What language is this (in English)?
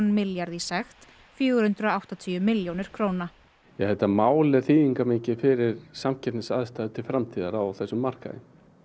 Icelandic